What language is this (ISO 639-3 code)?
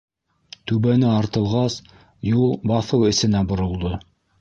bak